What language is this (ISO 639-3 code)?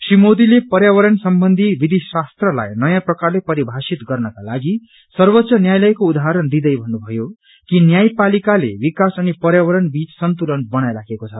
nep